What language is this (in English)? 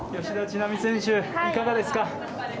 Japanese